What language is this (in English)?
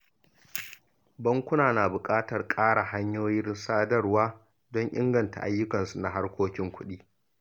Hausa